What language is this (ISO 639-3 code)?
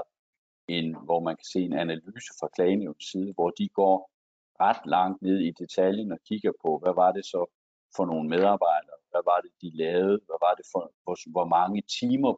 dan